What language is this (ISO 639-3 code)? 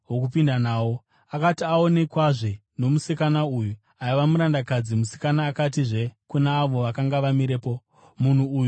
sna